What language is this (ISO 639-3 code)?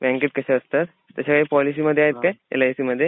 mar